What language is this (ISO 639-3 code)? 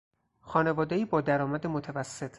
fas